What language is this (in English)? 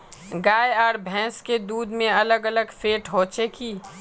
Magahi